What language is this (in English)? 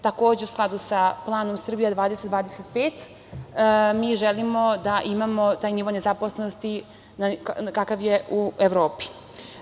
Serbian